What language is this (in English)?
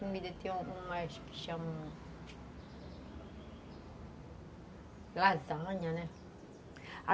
Portuguese